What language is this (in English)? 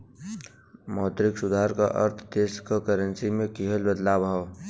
Bhojpuri